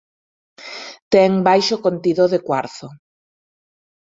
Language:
Galician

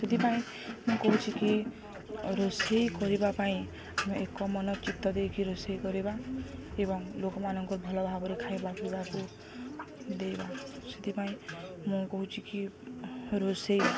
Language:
Odia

